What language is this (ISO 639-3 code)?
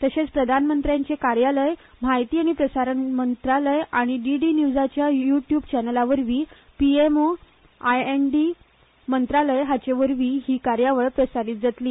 kok